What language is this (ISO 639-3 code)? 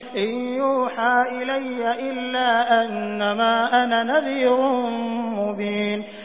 ara